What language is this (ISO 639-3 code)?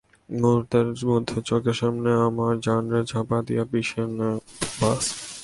ben